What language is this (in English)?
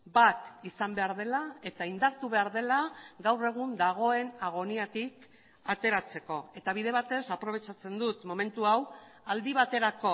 Basque